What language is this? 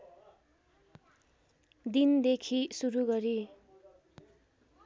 Nepali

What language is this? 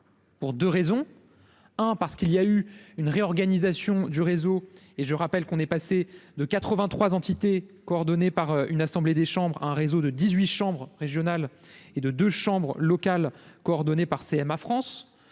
French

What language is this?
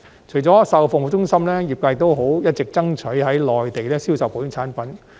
Cantonese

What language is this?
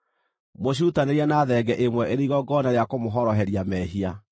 Kikuyu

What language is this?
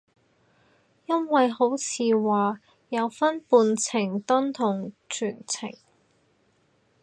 Cantonese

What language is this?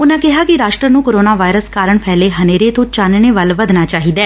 Punjabi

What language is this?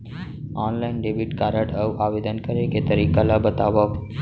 Chhattisgarhi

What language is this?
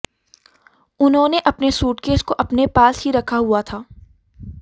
Hindi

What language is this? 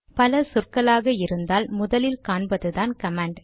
Tamil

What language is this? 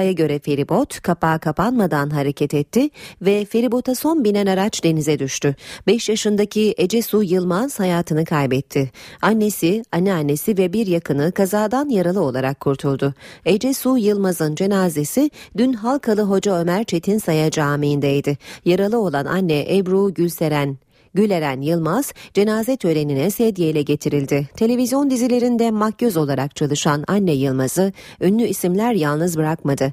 Turkish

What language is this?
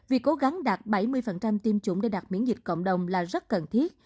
Vietnamese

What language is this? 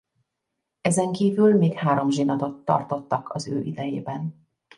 Hungarian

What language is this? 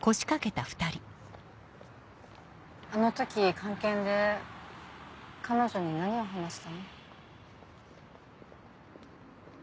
Japanese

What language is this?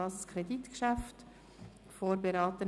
Swiss German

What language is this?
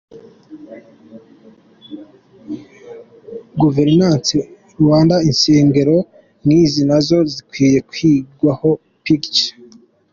Kinyarwanda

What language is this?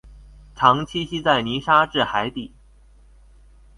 Chinese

